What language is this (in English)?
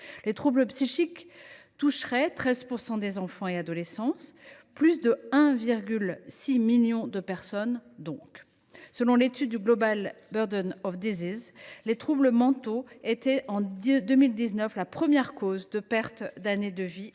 French